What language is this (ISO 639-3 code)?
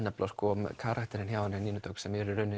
isl